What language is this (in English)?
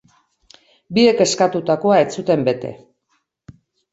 Basque